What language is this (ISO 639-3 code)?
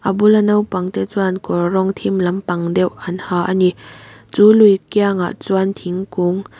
lus